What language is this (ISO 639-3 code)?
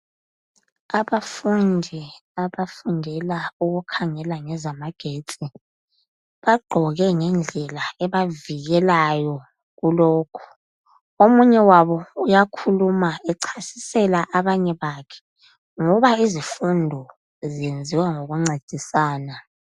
nde